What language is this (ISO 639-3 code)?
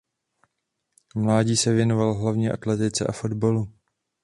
ces